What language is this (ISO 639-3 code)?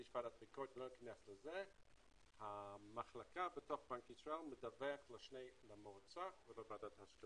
heb